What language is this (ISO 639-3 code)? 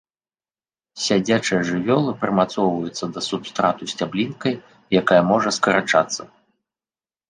bel